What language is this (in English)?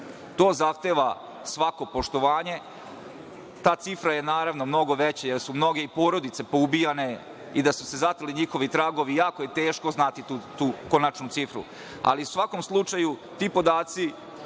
Serbian